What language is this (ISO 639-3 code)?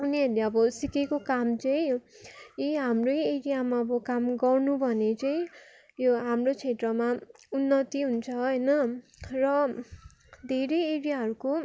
nep